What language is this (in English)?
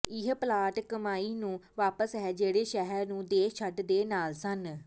Punjabi